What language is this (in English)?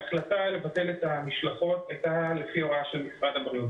Hebrew